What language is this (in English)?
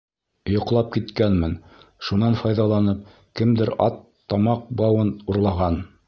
Bashkir